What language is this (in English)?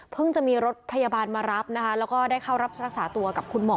Thai